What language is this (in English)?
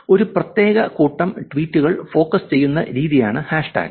Malayalam